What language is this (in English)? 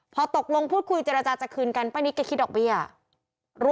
Thai